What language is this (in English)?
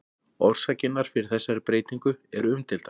Icelandic